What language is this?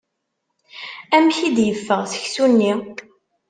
Kabyle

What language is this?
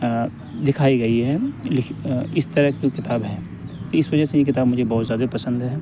Urdu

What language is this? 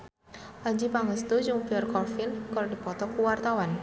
Sundanese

